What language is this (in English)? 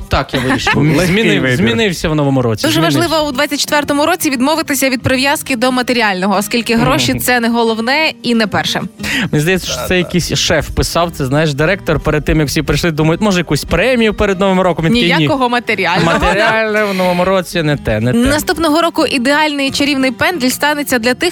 Ukrainian